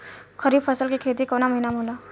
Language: Bhojpuri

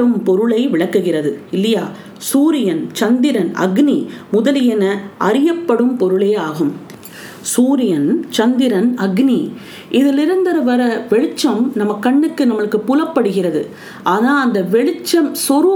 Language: Tamil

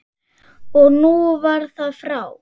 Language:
Icelandic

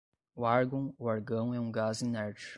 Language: Portuguese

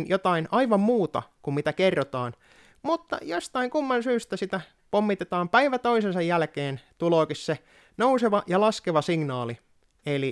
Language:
Finnish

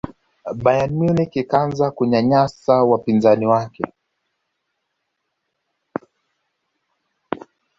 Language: Swahili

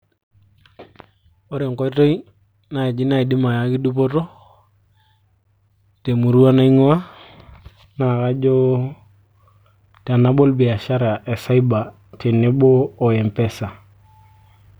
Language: Masai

